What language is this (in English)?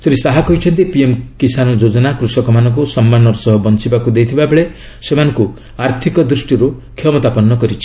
Odia